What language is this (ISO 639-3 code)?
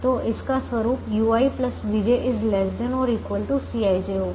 hin